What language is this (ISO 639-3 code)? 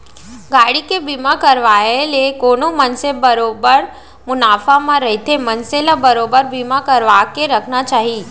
hne